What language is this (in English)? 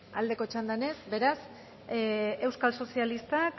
Basque